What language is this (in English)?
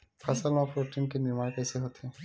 Chhattisgarhi